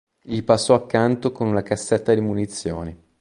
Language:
Italian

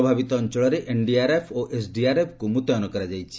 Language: Odia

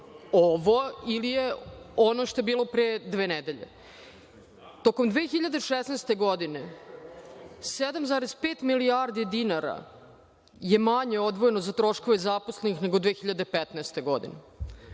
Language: Serbian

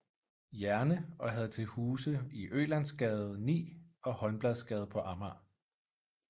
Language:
Danish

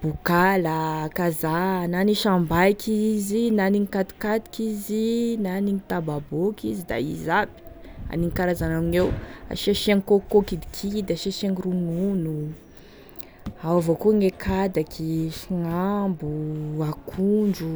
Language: Tesaka Malagasy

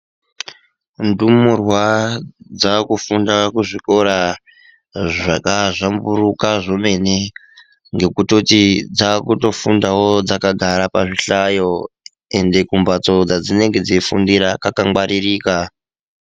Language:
Ndau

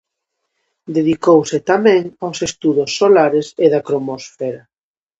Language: Galician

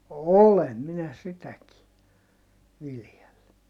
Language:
Finnish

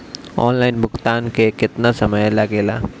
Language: Bhojpuri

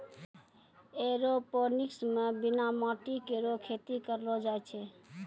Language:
Maithili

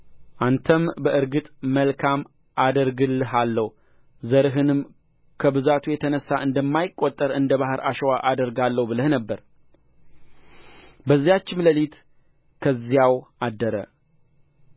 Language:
Amharic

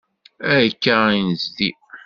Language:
Kabyle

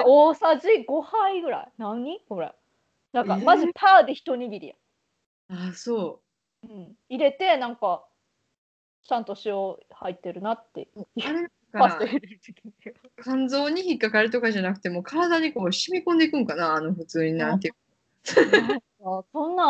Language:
Japanese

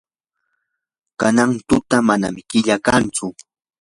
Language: Yanahuanca Pasco Quechua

